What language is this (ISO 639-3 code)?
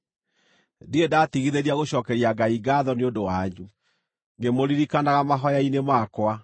kik